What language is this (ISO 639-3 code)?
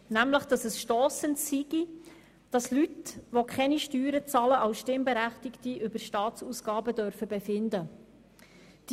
gsw